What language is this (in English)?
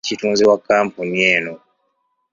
Ganda